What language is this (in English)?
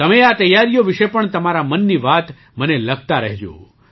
Gujarati